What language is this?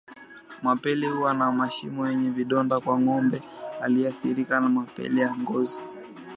Swahili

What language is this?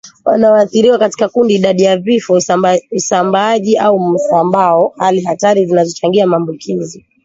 Swahili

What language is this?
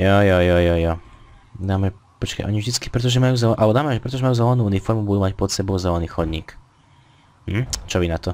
Slovak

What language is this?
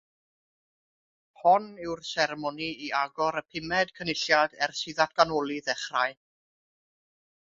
Welsh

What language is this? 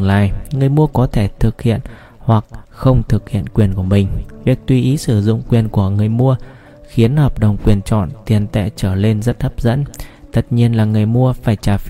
Vietnamese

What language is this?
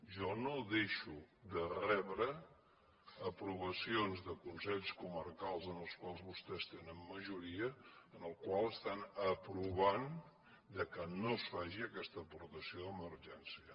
Catalan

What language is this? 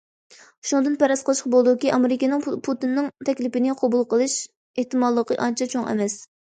Uyghur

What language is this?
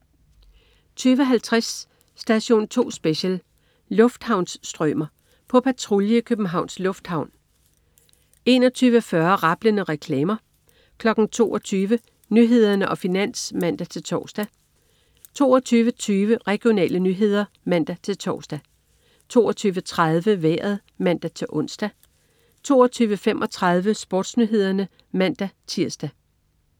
Danish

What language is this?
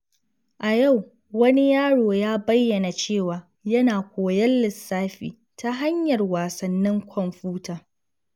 Hausa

